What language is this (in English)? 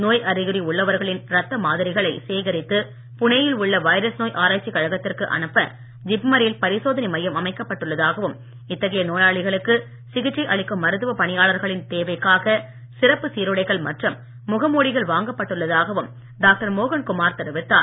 Tamil